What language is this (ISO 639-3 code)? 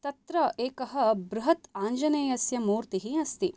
san